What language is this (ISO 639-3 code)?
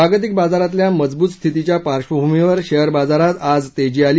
mar